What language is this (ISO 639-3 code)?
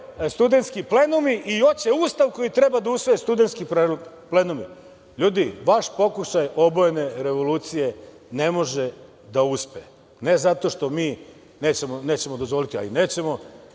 srp